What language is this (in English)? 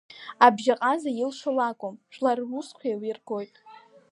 Abkhazian